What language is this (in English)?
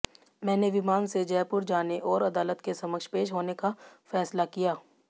Hindi